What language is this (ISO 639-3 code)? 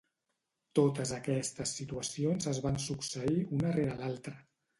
cat